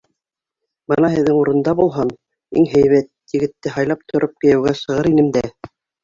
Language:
Bashkir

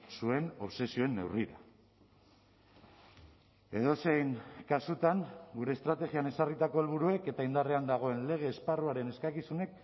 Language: Basque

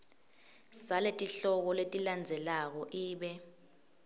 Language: Swati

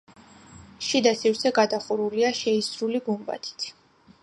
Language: Georgian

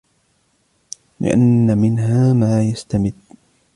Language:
Arabic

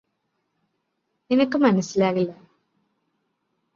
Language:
Malayalam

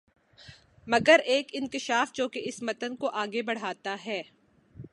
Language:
Urdu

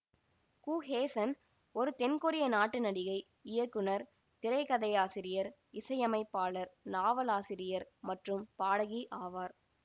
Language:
Tamil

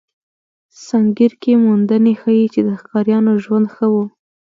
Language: Pashto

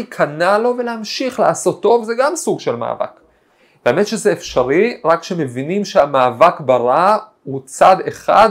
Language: Hebrew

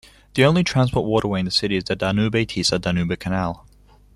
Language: English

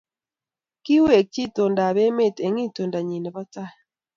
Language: Kalenjin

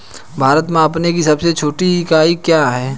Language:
Hindi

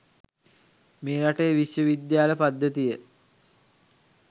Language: Sinhala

